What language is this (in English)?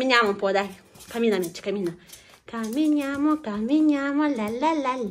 Italian